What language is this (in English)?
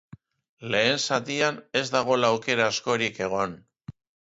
Basque